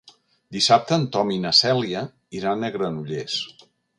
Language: Catalan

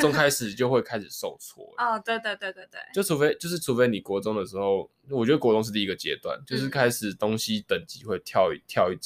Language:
Chinese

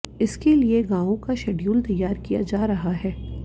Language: Hindi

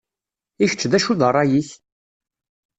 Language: Kabyle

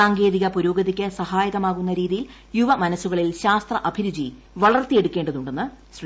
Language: Malayalam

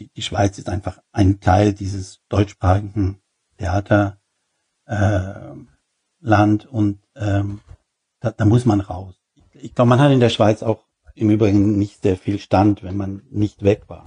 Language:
German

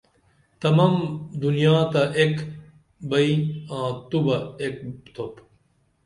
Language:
Dameli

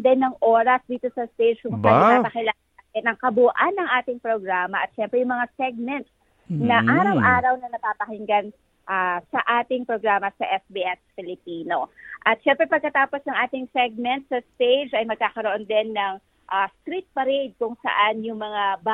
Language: Filipino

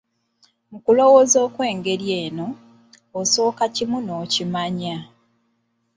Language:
Ganda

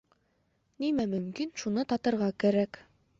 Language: Bashkir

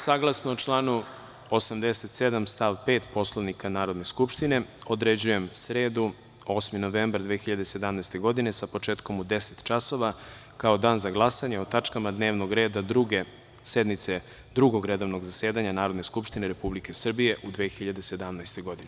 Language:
Serbian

